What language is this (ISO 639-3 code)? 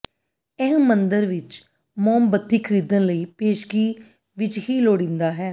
pan